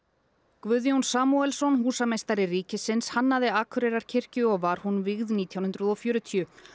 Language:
Icelandic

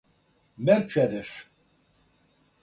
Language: Serbian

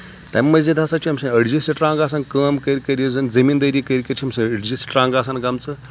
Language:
Kashmiri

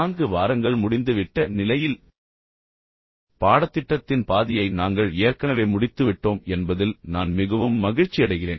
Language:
Tamil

